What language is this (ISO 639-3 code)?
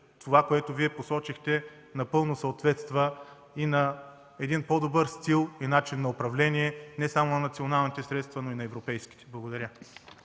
bul